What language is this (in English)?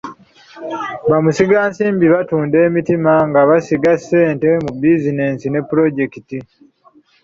Ganda